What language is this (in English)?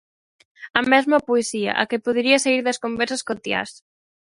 Galician